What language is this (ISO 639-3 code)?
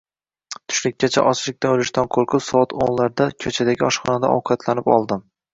uzb